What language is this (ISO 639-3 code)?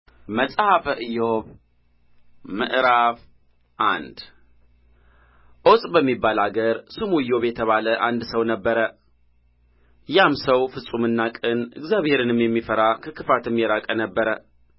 amh